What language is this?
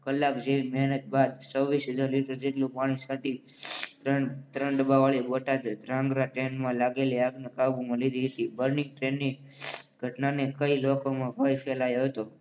Gujarati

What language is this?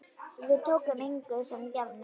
Icelandic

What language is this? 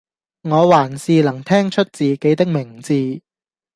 Cantonese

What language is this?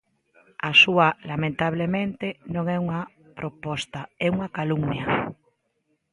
Galician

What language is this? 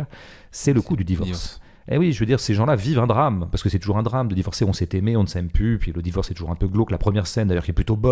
French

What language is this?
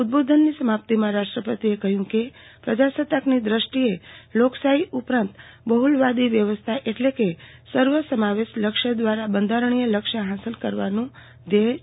Gujarati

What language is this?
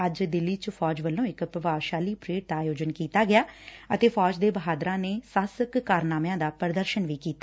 Punjabi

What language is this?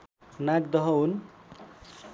Nepali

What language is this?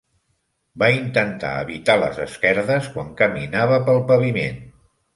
Catalan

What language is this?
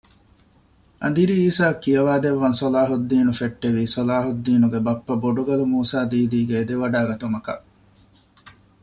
Divehi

